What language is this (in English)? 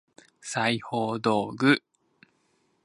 Japanese